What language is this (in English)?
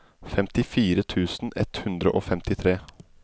Norwegian